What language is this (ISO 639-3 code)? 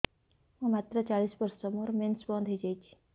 ori